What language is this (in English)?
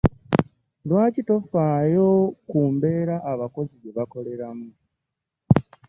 Ganda